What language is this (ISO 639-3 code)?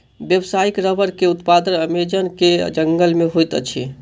mai